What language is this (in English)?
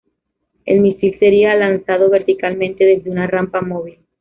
Spanish